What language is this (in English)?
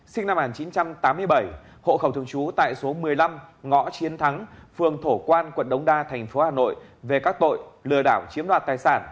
Vietnamese